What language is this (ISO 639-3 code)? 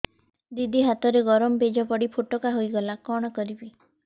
ori